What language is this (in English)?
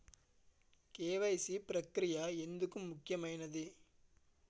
Telugu